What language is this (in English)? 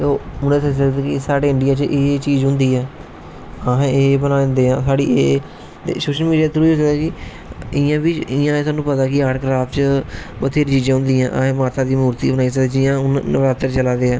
Dogri